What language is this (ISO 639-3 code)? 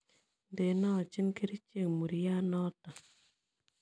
kln